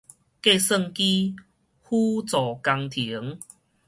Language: Min Nan Chinese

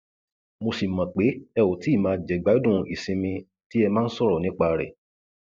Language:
Yoruba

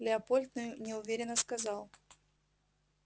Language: Russian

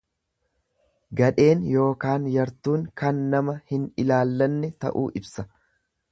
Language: Oromo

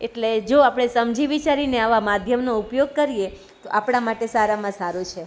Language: Gujarati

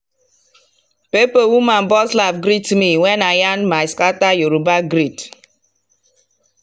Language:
Nigerian Pidgin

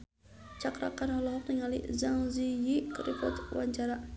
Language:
Sundanese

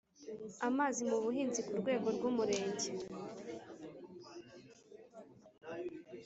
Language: Kinyarwanda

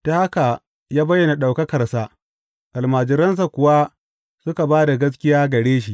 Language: Hausa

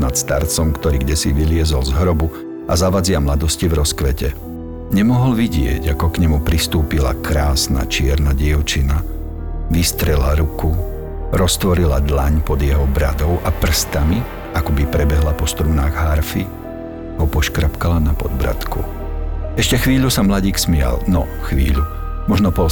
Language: Slovak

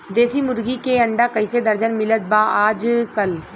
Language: Bhojpuri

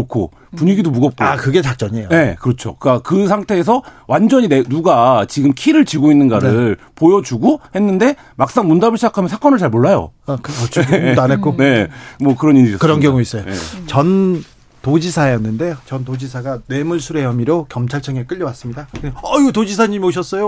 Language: Korean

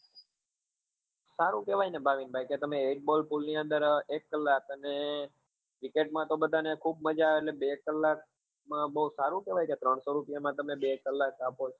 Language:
Gujarati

